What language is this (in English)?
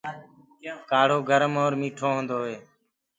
Gurgula